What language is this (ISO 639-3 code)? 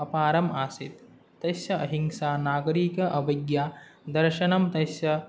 san